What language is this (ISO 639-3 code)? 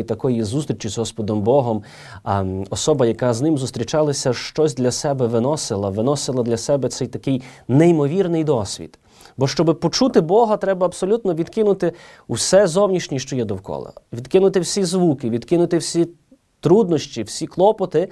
ukr